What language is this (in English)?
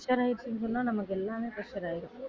Tamil